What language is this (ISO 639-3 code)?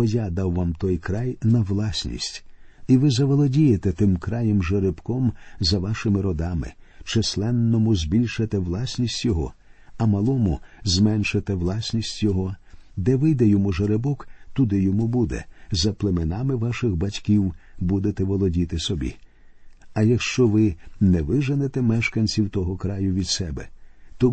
ukr